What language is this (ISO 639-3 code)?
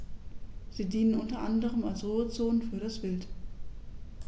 deu